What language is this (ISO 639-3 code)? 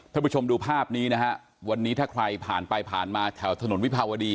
tha